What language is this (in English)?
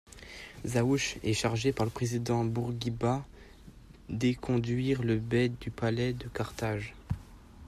French